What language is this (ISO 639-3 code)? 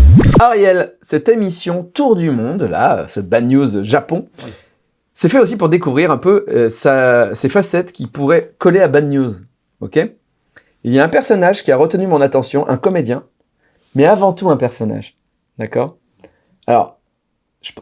fra